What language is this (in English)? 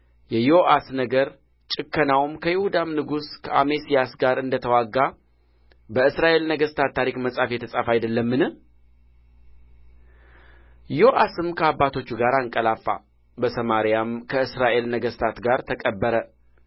Amharic